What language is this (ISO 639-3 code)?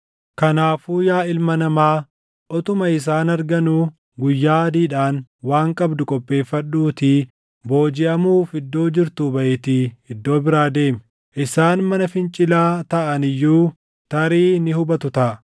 orm